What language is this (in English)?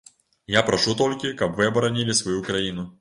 Belarusian